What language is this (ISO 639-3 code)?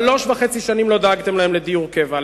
heb